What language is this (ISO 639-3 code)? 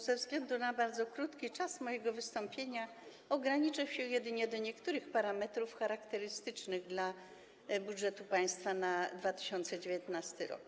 pol